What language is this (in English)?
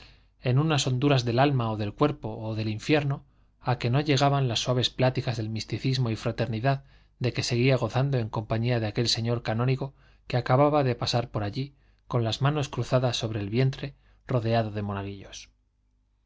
Spanish